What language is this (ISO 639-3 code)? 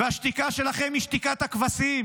heb